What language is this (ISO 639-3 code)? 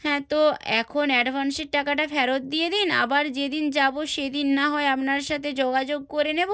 ben